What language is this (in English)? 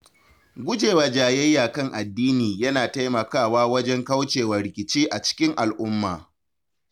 Hausa